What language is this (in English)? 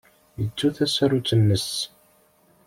Kabyle